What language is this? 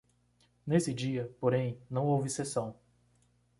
Portuguese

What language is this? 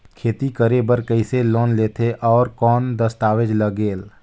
Chhattisgarhi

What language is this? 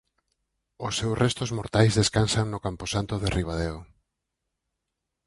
Galician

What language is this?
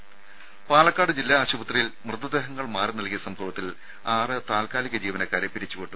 Malayalam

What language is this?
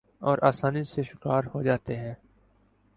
Urdu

